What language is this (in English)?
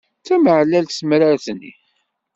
Kabyle